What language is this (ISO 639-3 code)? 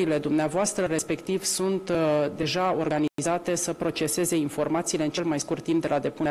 ron